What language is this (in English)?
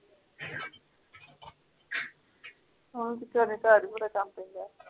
Punjabi